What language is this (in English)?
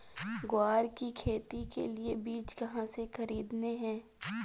Hindi